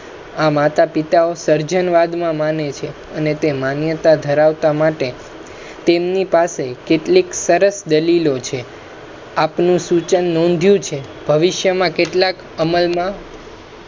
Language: Gujarati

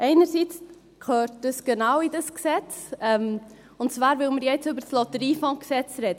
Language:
Swiss German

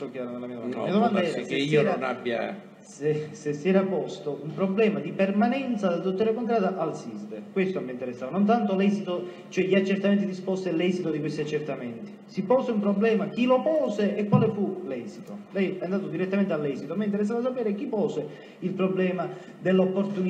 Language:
Italian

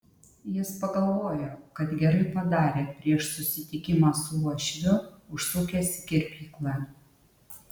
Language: Lithuanian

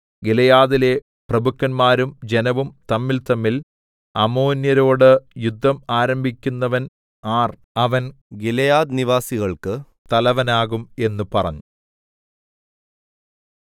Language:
Malayalam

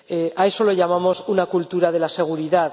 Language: Spanish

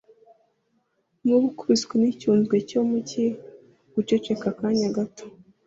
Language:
Kinyarwanda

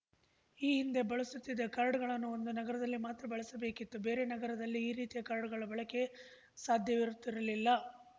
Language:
Kannada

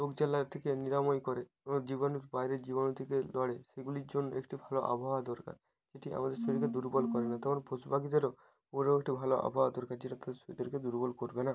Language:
Bangla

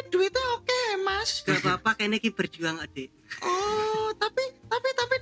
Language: Indonesian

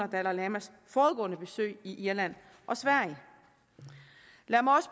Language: Danish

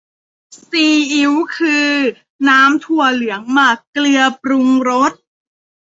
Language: Thai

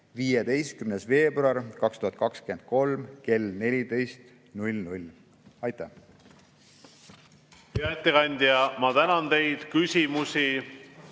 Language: Estonian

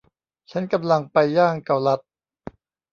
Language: Thai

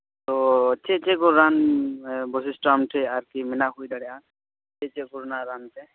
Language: Santali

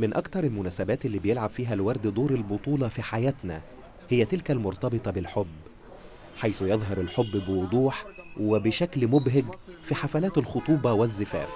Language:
Arabic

